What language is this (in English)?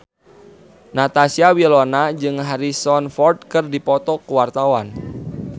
Sundanese